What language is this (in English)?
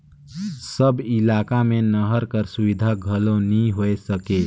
Chhattisgarhi